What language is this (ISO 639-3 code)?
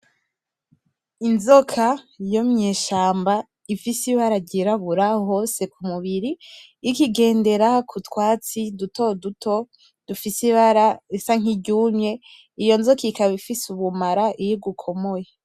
run